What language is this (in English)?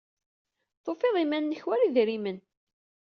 Kabyle